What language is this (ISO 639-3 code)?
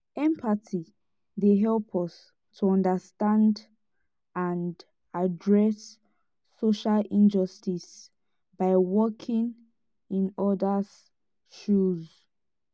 pcm